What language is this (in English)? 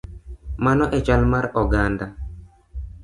Luo (Kenya and Tanzania)